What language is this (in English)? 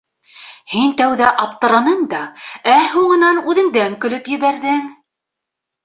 Bashkir